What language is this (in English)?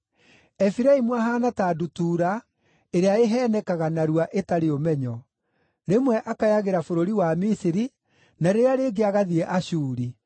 Kikuyu